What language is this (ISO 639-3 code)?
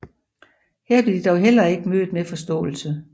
dan